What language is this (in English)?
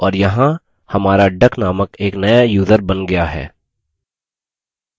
Hindi